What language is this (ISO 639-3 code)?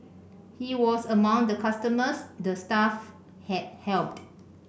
eng